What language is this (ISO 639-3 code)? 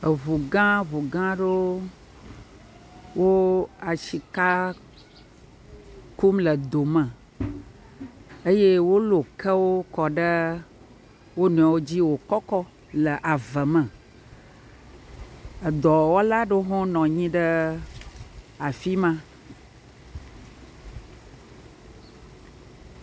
ewe